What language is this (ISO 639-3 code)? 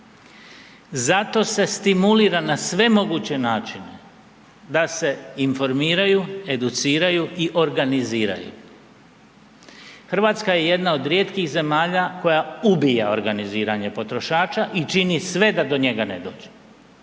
hrv